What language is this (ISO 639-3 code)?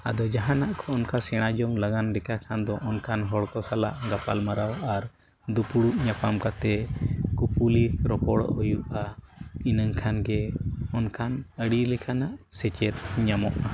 sat